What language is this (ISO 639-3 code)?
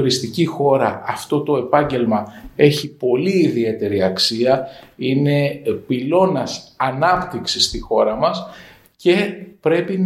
ell